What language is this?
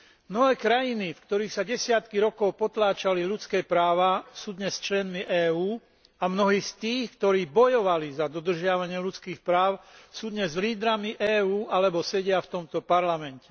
Slovak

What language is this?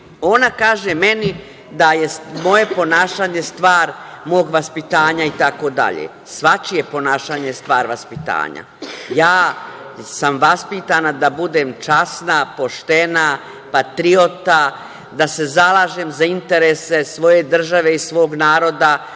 Serbian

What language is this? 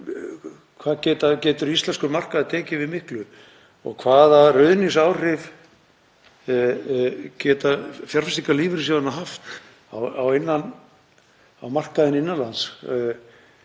Icelandic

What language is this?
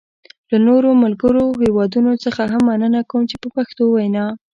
Pashto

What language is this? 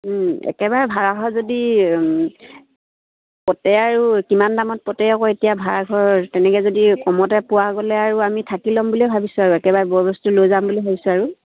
Assamese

